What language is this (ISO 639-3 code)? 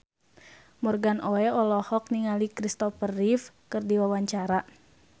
sun